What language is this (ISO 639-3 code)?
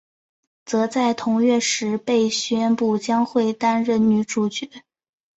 zho